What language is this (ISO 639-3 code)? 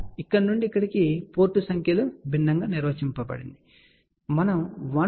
tel